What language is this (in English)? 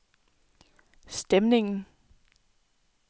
Danish